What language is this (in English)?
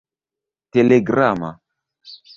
Esperanto